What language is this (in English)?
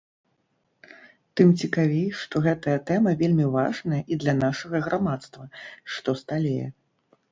Belarusian